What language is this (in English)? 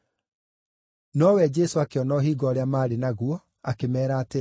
Kikuyu